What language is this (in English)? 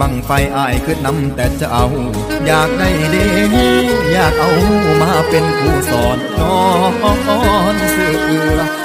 Thai